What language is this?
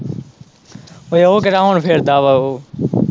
Punjabi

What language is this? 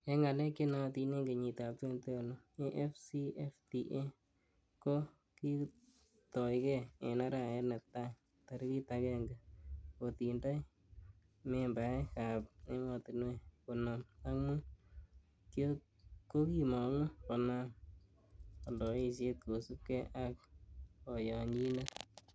Kalenjin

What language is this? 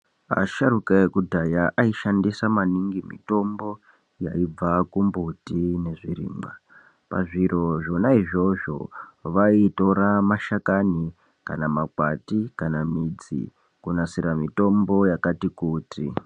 Ndau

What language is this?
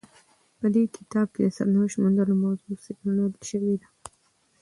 Pashto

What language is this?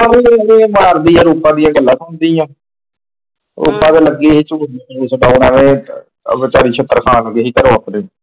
Punjabi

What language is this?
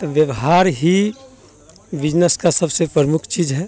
Hindi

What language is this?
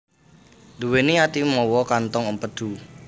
Javanese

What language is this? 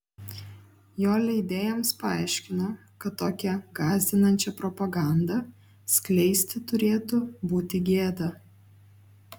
Lithuanian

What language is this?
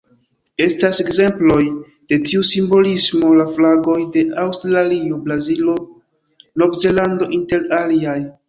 Esperanto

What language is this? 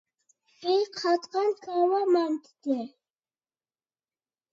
Uyghur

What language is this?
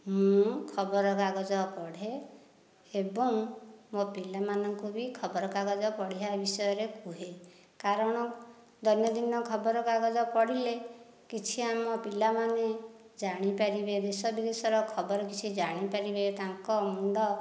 Odia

